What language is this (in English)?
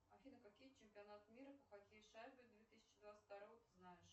Russian